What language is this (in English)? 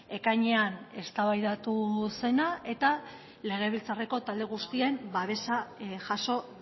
Basque